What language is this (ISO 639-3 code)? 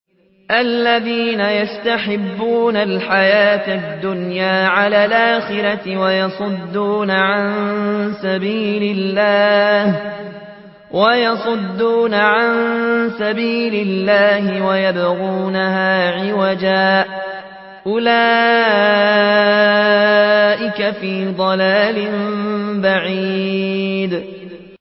ara